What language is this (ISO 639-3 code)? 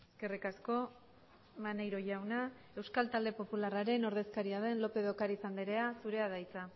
eus